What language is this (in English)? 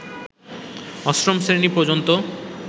Bangla